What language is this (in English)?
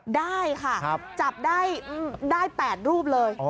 Thai